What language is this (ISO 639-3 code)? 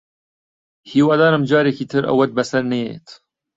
ckb